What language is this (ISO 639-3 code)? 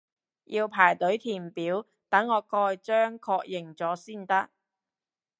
yue